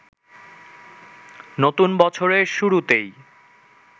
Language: Bangla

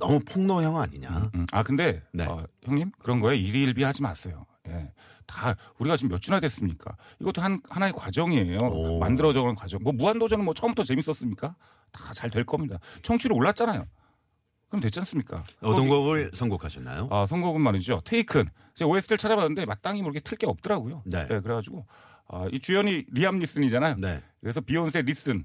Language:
Korean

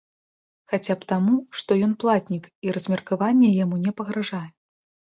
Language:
Belarusian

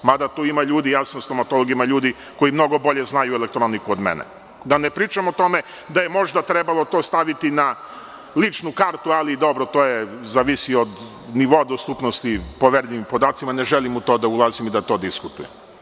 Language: Serbian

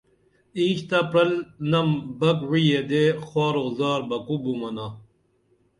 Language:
Dameli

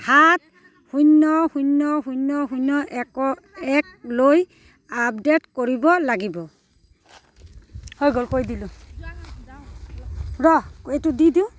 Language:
Assamese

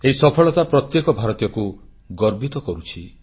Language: Odia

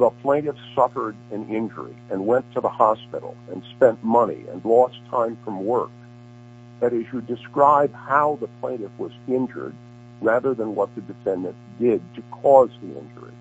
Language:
English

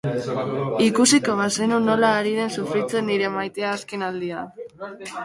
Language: Basque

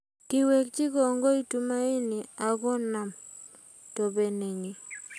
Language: Kalenjin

